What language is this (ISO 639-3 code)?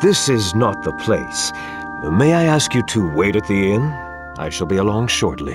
eng